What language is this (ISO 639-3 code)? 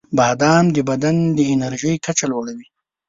pus